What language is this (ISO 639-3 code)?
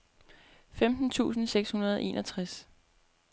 dan